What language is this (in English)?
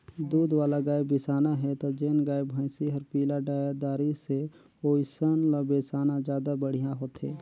Chhattisgarhi